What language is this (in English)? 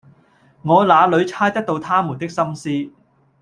Cantonese